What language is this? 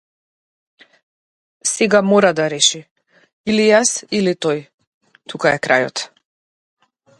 Macedonian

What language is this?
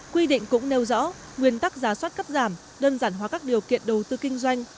Vietnamese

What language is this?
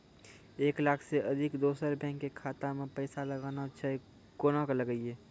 Maithili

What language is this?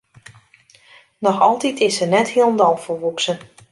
Western Frisian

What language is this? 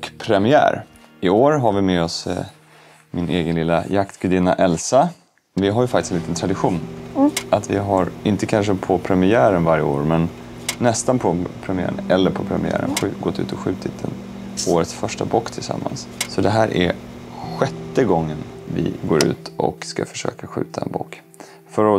Swedish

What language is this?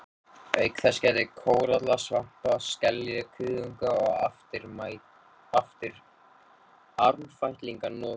Icelandic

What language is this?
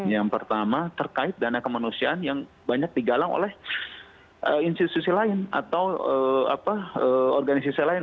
Indonesian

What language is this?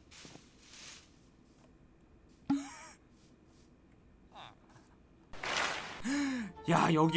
Korean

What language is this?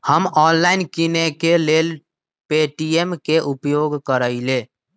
Magahi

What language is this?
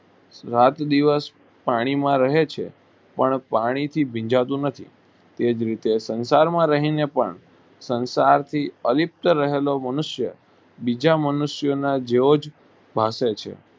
Gujarati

